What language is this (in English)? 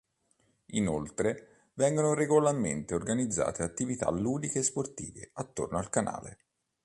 Italian